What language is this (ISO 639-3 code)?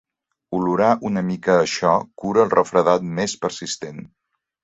cat